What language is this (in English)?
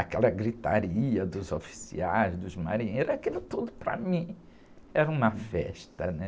Portuguese